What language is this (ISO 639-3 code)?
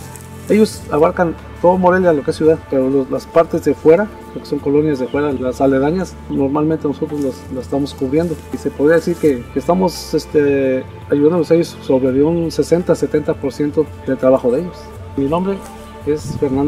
spa